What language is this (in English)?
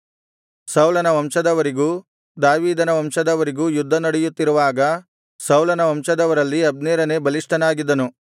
Kannada